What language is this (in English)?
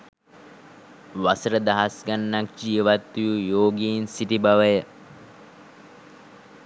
Sinhala